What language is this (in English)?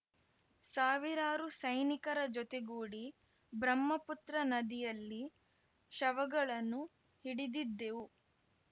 Kannada